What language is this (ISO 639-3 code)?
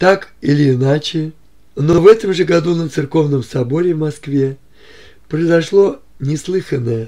rus